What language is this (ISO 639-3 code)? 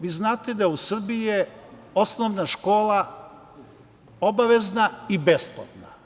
srp